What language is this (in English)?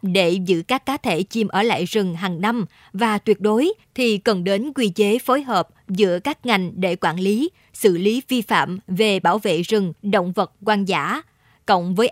Vietnamese